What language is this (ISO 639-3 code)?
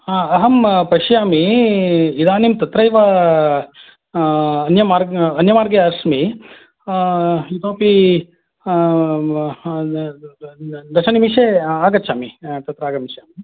san